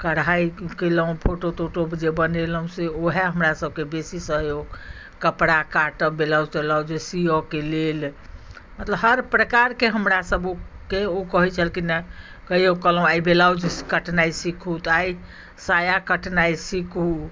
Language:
Maithili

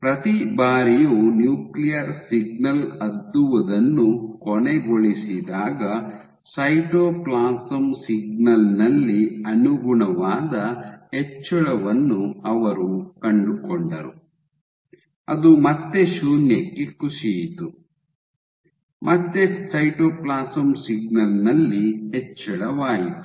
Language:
Kannada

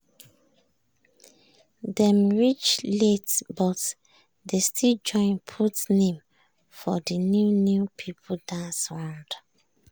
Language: Nigerian Pidgin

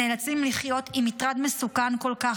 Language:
Hebrew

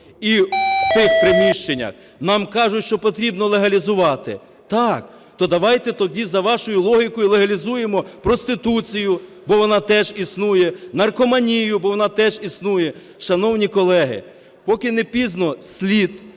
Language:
Ukrainian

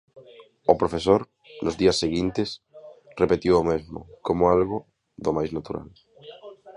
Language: Galician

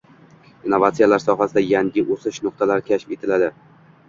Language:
Uzbek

